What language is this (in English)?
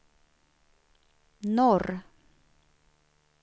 Swedish